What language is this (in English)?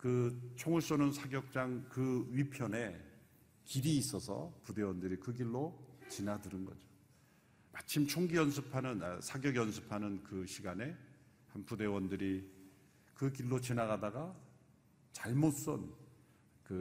Korean